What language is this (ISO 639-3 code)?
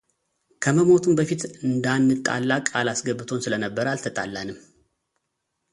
amh